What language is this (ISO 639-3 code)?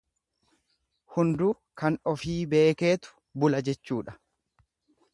orm